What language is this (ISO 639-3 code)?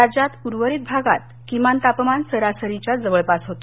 mar